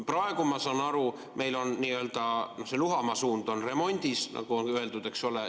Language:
Estonian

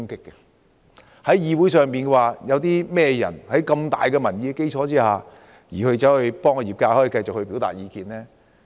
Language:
Cantonese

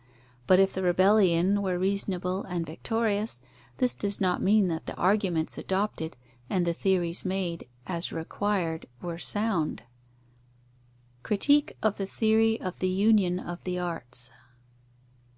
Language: English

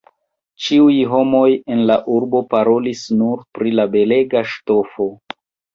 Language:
Esperanto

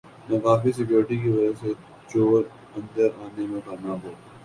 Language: Urdu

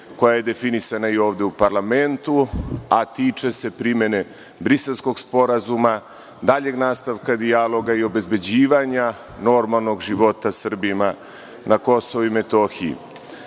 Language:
Serbian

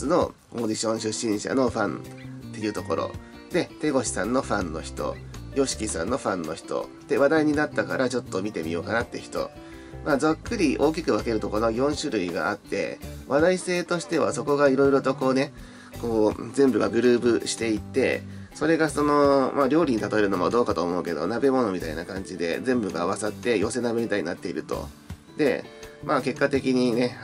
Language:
Japanese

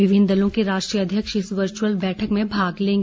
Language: Hindi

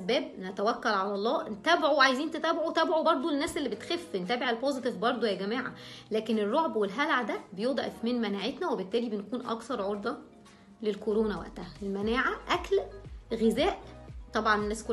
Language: Arabic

